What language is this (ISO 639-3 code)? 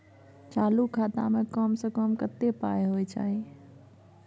mai